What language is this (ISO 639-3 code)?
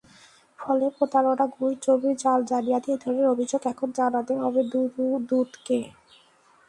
ben